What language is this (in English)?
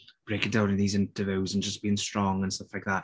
English